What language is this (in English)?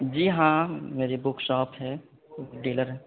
Urdu